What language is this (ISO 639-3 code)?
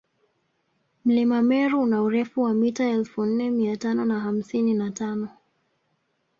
swa